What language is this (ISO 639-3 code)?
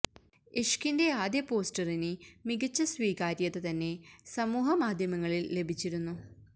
mal